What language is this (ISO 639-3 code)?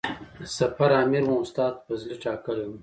pus